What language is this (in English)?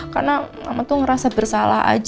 Indonesian